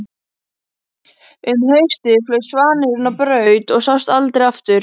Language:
Icelandic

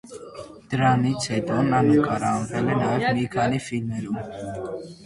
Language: Armenian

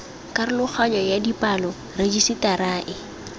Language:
Tswana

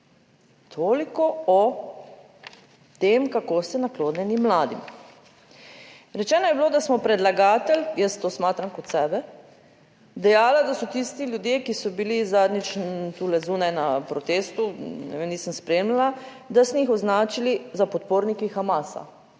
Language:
Slovenian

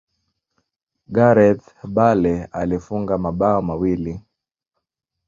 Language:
Swahili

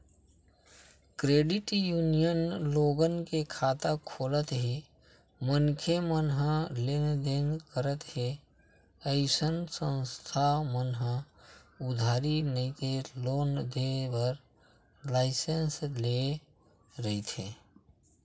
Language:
Chhattisgarhi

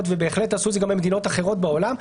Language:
Hebrew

